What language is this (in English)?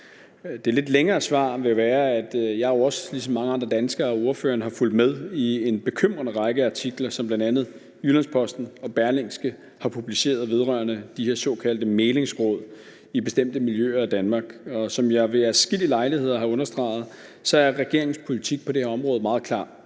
Danish